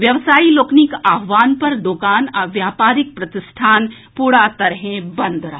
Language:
Maithili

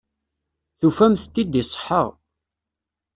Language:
Kabyle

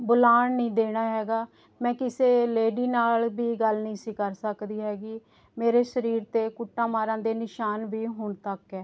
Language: Punjabi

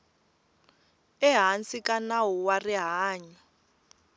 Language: Tsonga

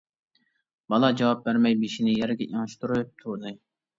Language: Uyghur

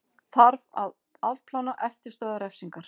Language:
Icelandic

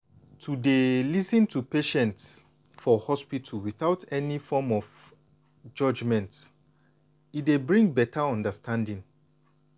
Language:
Nigerian Pidgin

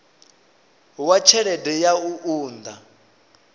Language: Venda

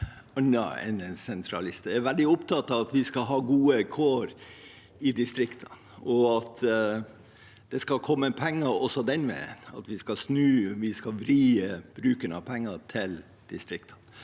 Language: Norwegian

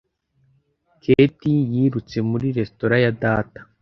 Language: Kinyarwanda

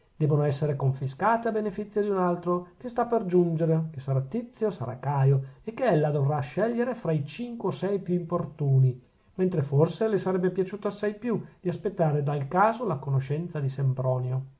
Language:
Italian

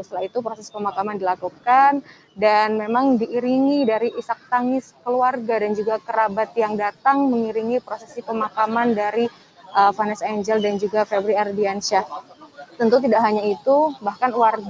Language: Indonesian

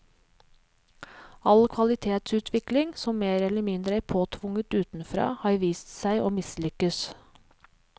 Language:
Norwegian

